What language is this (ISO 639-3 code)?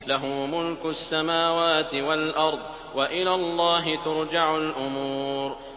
ara